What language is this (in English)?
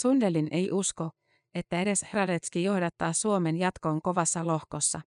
Finnish